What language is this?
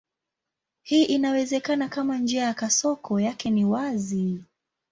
Swahili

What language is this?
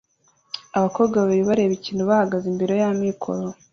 Kinyarwanda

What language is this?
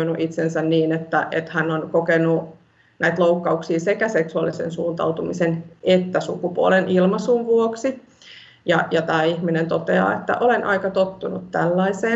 Finnish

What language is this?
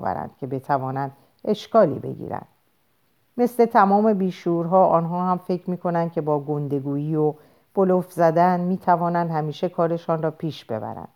Persian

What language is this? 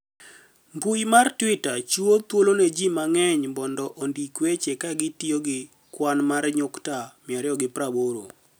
Luo (Kenya and Tanzania)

